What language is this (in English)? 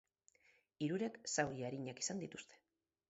Basque